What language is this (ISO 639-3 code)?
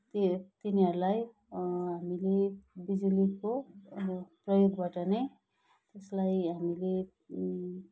nep